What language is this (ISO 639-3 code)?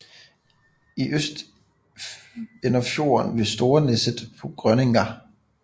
dan